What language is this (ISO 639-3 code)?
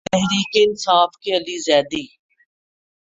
urd